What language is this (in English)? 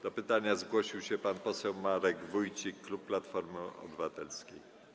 Polish